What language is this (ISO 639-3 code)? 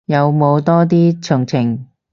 yue